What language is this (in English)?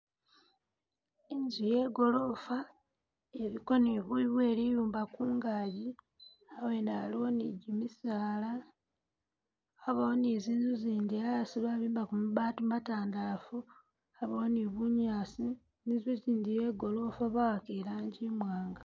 Masaaba